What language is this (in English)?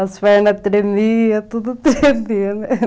Portuguese